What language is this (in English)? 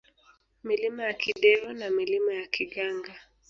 Swahili